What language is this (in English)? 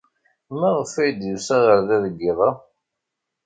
Kabyle